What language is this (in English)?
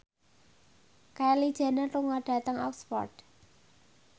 Javanese